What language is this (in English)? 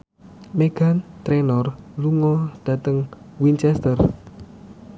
Javanese